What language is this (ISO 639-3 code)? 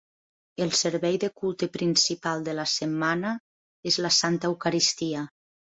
cat